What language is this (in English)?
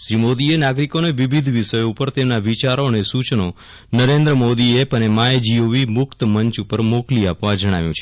Gujarati